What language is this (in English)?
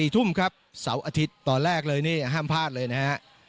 Thai